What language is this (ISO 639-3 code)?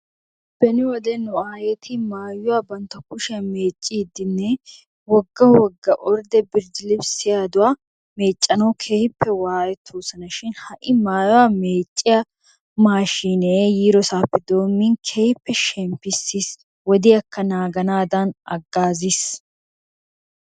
wal